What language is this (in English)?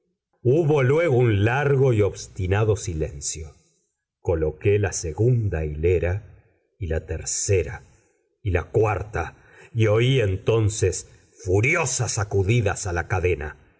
Spanish